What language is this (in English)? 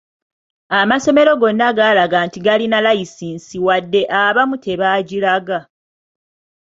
Ganda